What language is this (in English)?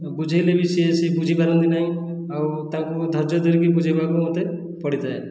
Odia